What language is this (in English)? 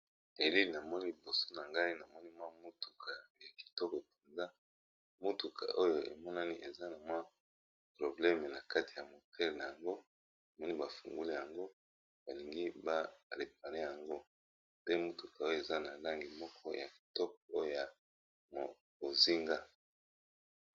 Lingala